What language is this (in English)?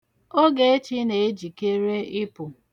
Igbo